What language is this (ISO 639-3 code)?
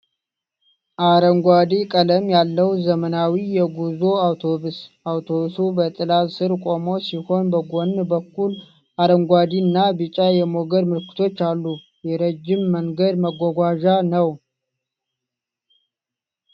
amh